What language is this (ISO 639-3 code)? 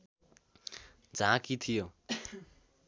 nep